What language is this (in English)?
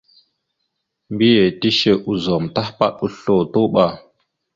Mada (Cameroon)